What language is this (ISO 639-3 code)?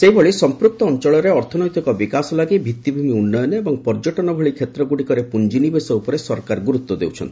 ori